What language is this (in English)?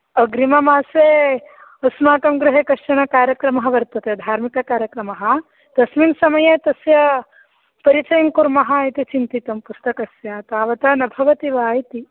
Sanskrit